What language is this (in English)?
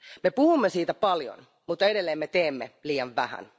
Finnish